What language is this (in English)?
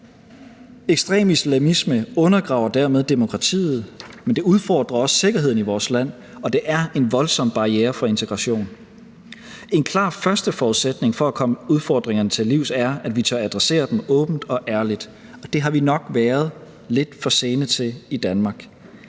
Danish